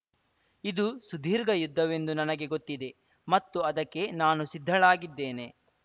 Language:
Kannada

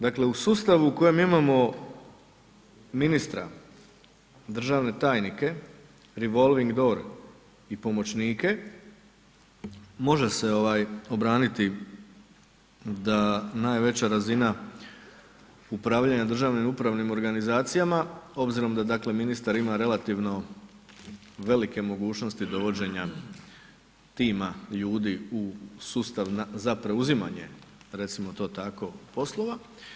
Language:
Croatian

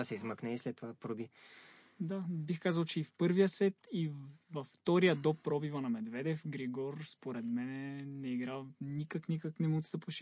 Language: Bulgarian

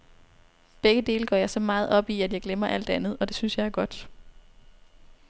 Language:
Danish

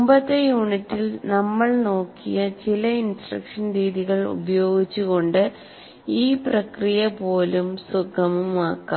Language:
Malayalam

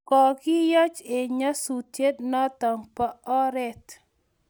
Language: Kalenjin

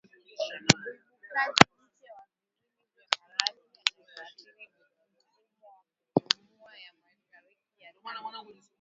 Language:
Swahili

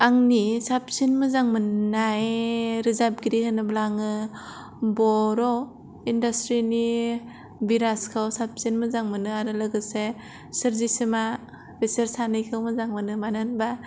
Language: Bodo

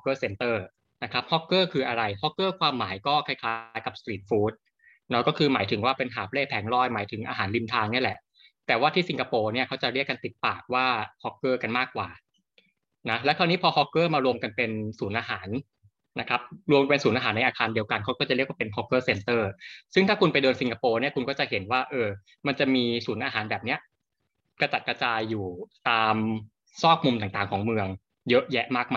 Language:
Thai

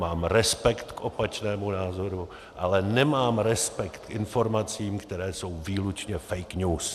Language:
Czech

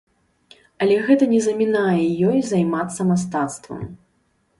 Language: Belarusian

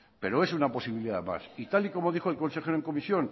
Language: Spanish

